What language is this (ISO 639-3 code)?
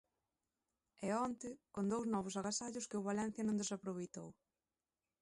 glg